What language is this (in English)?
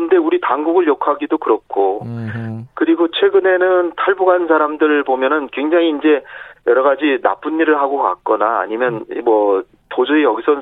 Korean